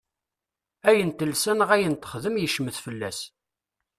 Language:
Kabyle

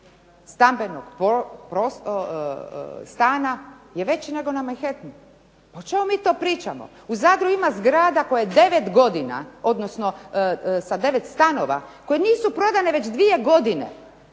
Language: Croatian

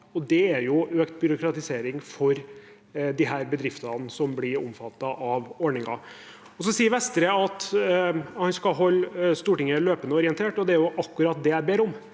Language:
Norwegian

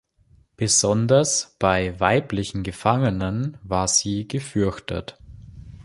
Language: German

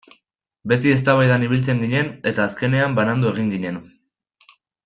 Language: Basque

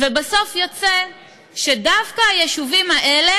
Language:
Hebrew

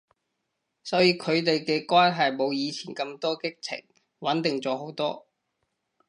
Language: Cantonese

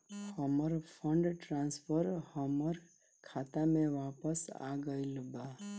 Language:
Bhojpuri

